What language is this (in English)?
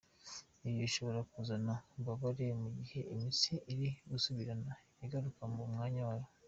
Kinyarwanda